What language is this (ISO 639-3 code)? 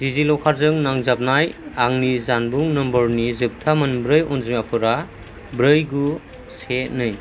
brx